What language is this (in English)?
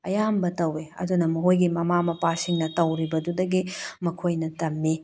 Manipuri